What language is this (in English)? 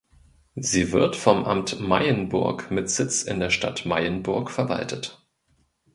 German